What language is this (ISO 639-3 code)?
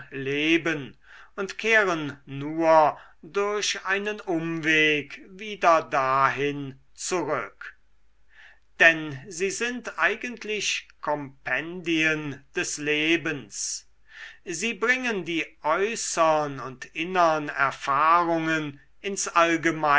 deu